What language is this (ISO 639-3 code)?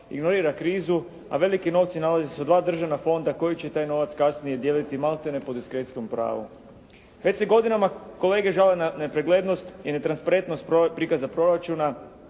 hrv